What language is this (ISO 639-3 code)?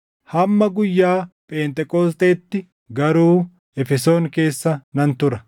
orm